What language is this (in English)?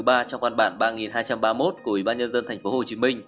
Vietnamese